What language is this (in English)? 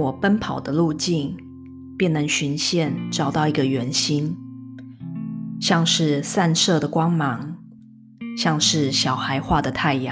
Chinese